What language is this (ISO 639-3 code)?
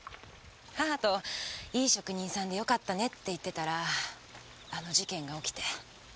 jpn